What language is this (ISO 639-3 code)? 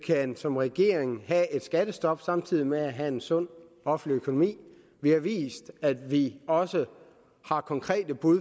dan